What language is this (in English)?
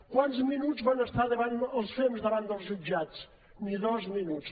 Catalan